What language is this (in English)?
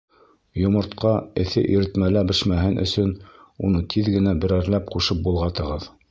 Bashkir